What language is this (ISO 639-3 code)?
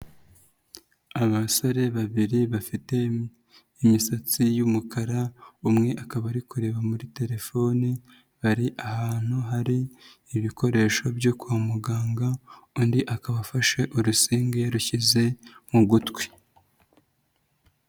kin